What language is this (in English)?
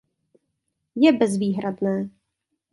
Czech